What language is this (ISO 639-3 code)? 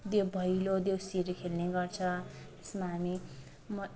nep